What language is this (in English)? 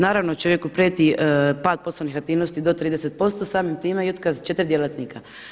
Croatian